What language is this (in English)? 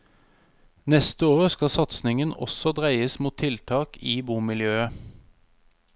Norwegian